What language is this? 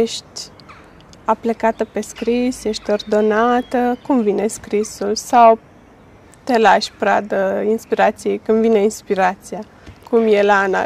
Romanian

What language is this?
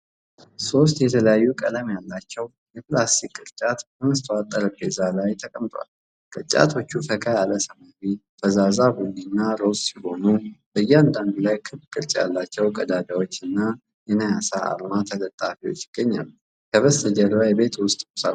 Amharic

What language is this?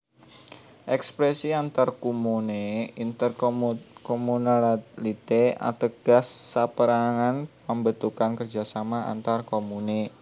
Javanese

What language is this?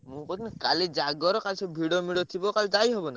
Odia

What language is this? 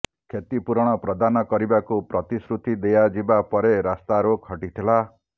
Odia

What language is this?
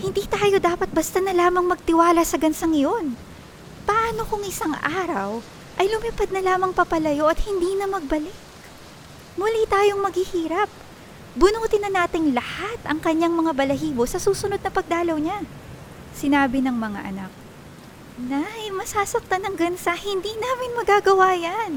Filipino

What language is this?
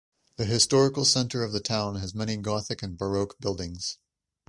English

